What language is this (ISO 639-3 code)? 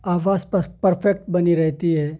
urd